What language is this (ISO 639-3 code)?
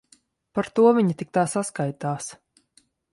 lav